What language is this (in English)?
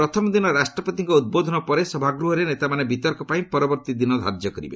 Odia